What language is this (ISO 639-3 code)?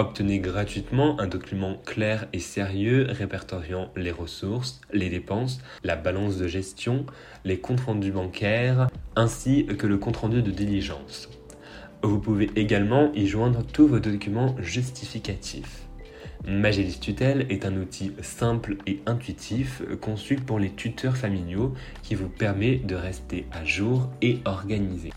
fra